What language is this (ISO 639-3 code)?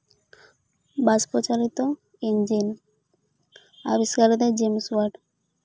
sat